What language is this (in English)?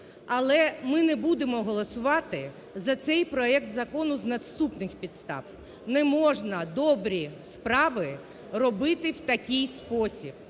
Ukrainian